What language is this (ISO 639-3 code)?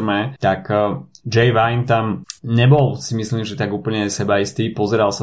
slk